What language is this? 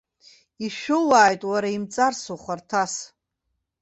Abkhazian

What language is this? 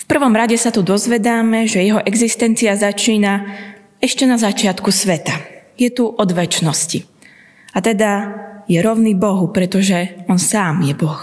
Slovak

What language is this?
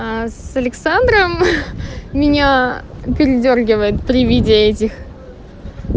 Russian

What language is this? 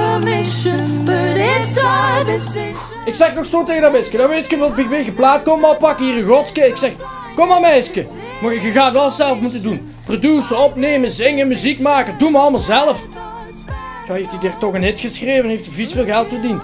Dutch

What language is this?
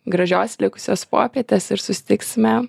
Lithuanian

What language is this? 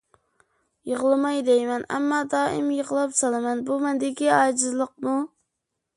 Uyghur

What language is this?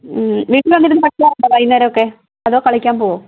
Malayalam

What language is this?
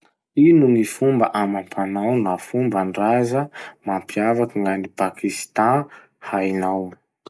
Masikoro Malagasy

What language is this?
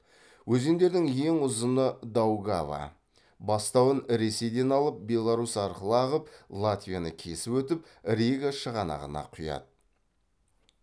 Kazakh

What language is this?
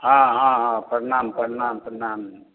Maithili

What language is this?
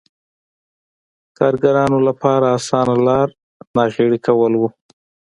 Pashto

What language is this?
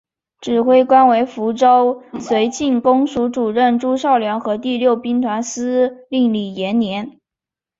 Chinese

